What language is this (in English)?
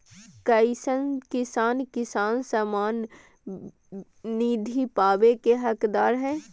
Magahi